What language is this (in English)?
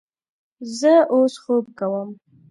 Pashto